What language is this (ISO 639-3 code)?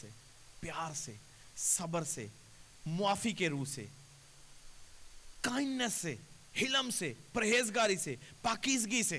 urd